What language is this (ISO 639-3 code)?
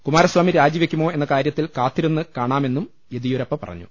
mal